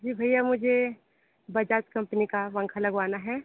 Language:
Hindi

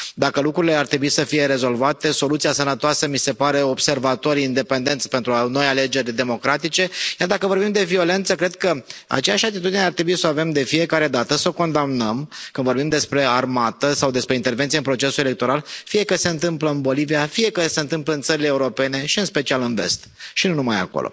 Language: Romanian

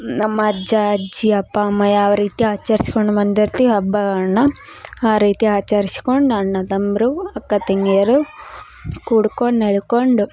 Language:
Kannada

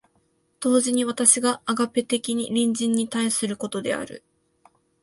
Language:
Japanese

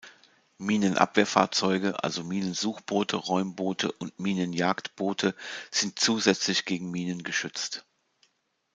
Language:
German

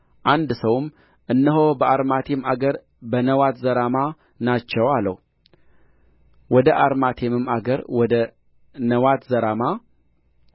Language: Amharic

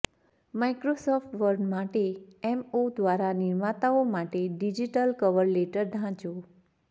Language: Gujarati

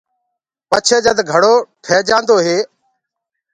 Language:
Gurgula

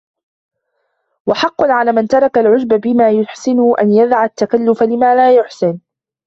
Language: Arabic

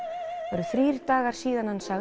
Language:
Icelandic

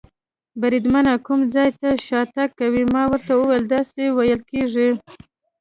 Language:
Pashto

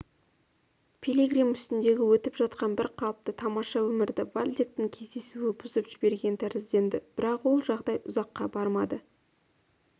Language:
Kazakh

